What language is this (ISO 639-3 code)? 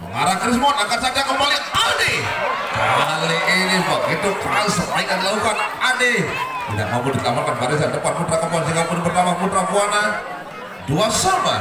ind